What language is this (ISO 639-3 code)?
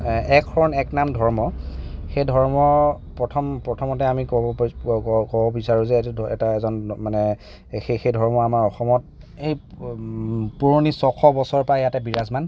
asm